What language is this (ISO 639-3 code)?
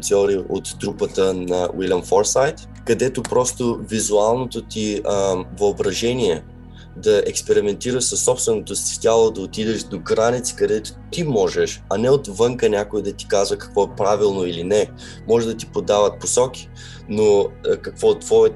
bul